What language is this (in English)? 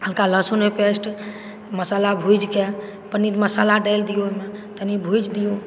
Maithili